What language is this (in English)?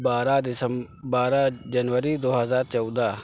Urdu